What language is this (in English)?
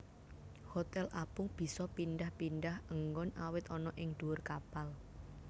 Javanese